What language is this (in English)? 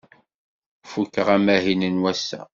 Kabyle